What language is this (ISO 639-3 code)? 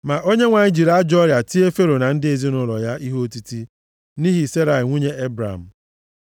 ibo